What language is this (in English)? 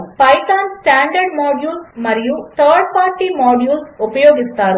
Telugu